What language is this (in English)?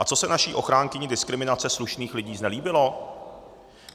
Czech